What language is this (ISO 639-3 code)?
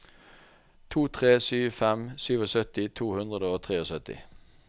nor